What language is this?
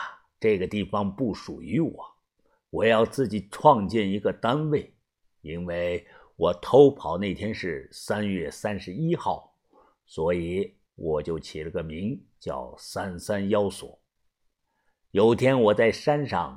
Chinese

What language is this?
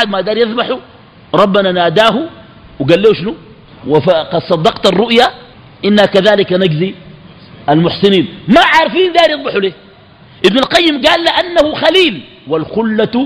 Arabic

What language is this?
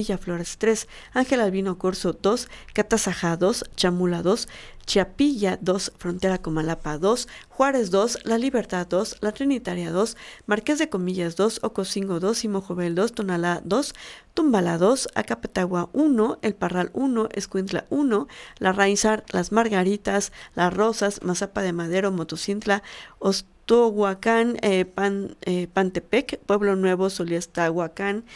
Spanish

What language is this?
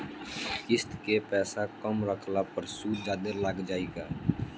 Bhojpuri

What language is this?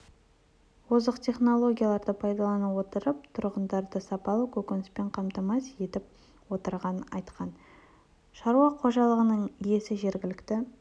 Kazakh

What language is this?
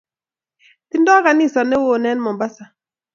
Kalenjin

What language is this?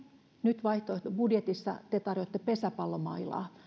Finnish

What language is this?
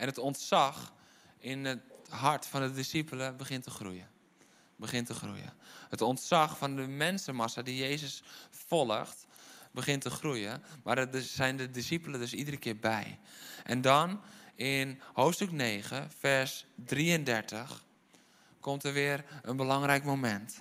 Dutch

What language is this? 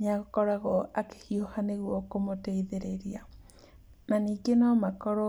Kikuyu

